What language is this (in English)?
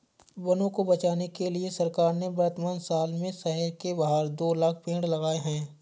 Hindi